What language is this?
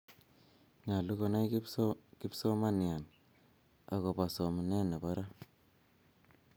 Kalenjin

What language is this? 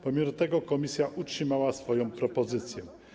Polish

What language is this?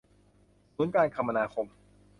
Thai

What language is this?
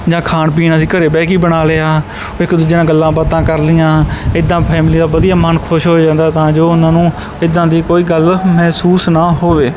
Punjabi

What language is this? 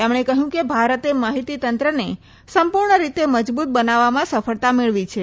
Gujarati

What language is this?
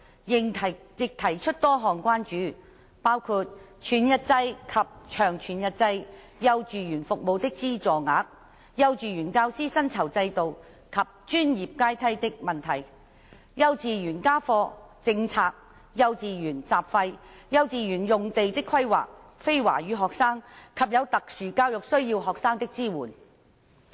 Cantonese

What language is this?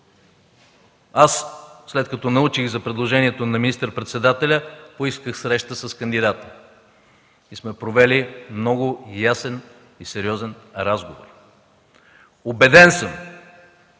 Bulgarian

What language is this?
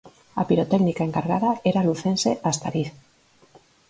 Galician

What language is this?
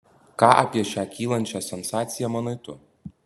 Lithuanian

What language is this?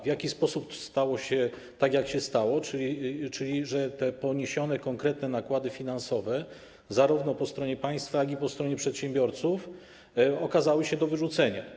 Polish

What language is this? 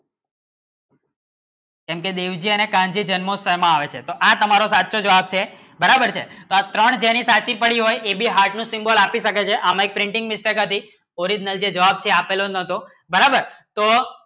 Gujarati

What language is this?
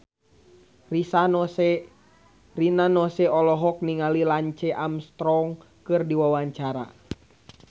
Sundanese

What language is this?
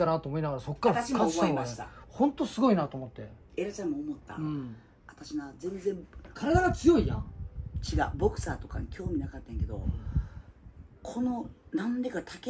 Japanese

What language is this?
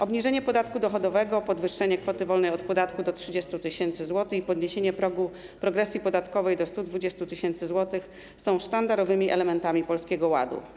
Polish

